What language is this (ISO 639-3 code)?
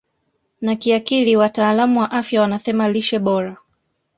swa